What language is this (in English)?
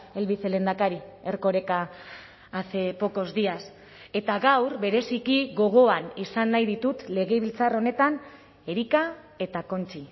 Basque